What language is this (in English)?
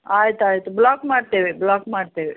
Kannada